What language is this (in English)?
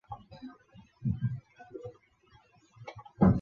Chinese